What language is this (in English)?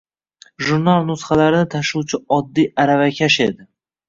Uzbek